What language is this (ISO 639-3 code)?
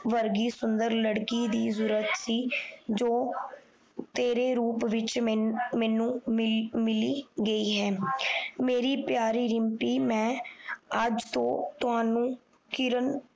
pan